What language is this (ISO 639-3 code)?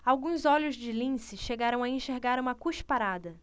por